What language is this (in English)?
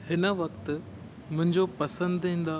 Sindhi